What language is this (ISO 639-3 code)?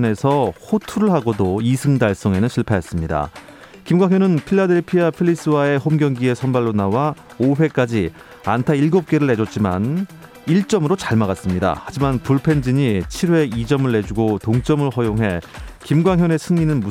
kor